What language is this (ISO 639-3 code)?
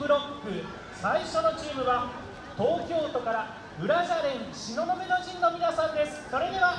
jpn